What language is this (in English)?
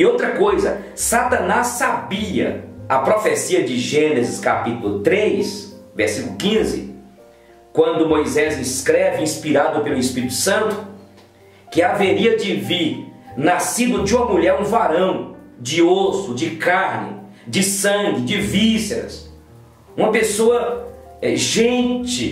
Portuguese